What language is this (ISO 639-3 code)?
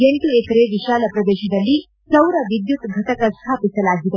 kan